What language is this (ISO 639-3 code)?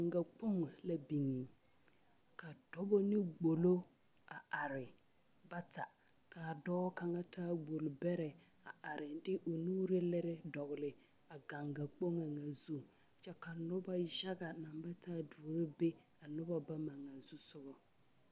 dga